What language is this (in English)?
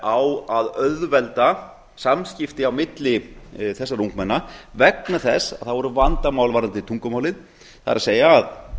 Icelandic